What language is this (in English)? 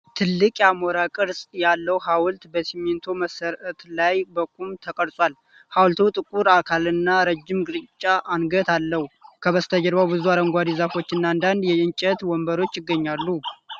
Amharic